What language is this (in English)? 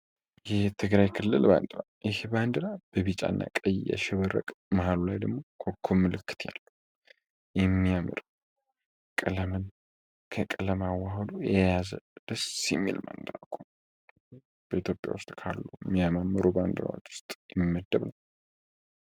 Amharic